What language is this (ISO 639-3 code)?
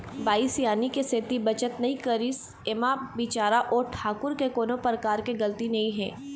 hne